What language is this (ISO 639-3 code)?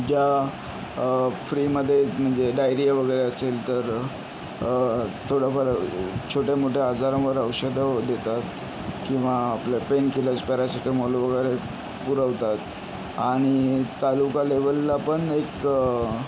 mar